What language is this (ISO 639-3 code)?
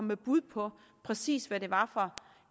dan